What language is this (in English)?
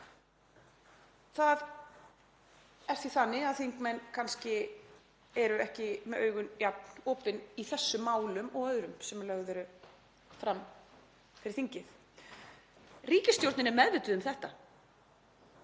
Icelandic